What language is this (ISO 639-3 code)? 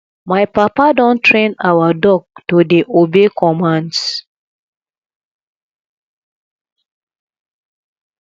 pcm